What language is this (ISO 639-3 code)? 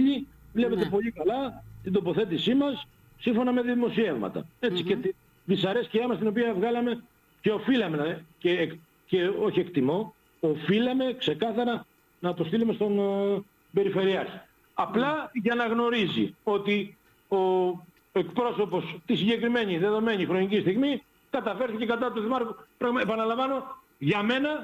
ell